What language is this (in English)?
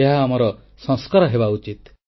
Odia